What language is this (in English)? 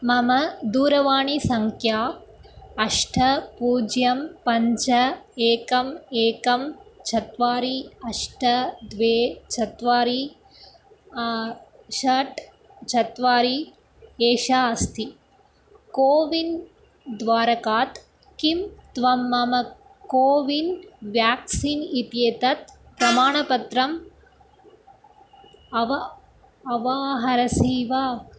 Sanskrit